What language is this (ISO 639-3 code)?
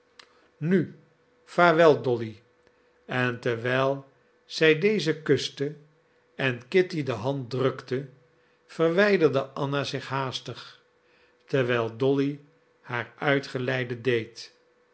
nld